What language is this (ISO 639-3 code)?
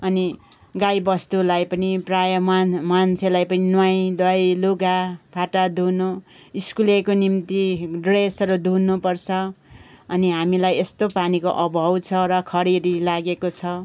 nep